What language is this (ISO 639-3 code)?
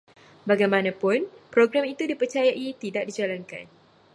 msa